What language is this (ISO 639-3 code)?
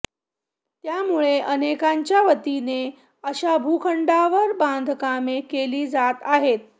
mar